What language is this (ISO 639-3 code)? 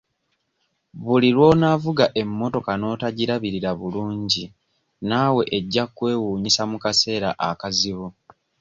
lug